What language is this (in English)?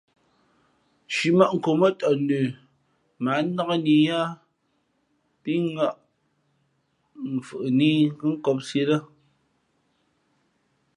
Fe'fe'